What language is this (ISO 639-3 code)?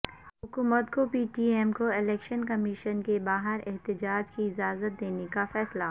urd